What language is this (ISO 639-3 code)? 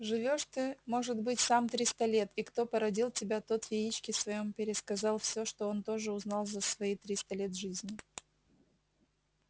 rus